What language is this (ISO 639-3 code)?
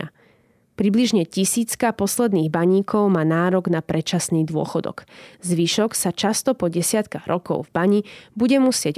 slk